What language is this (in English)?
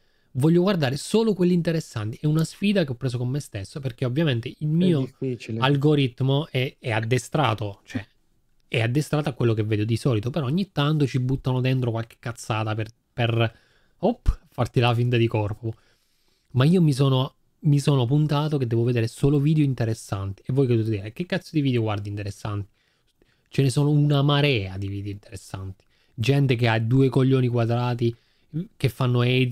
Italian